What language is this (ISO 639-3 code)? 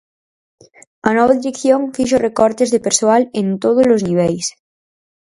glg